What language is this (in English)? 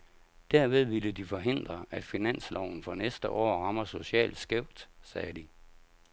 Danish